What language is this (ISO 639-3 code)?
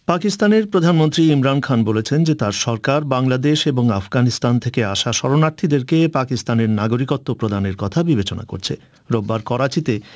ben